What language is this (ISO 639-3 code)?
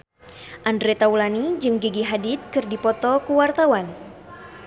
sun